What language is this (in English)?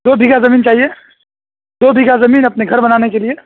Urdu